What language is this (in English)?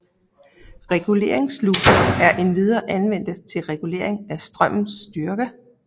Danish